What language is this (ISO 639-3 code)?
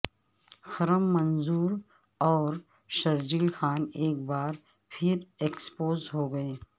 urd